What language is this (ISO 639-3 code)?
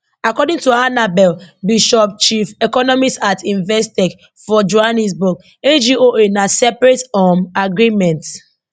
pcm